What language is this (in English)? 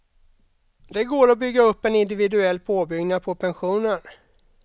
Swedish